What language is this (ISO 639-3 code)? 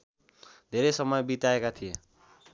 nep